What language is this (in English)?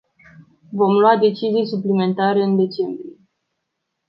Romanian